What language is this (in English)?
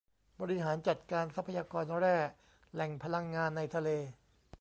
Thai